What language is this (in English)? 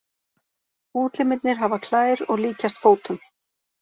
Icelandic